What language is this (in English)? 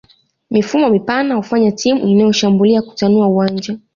Swahili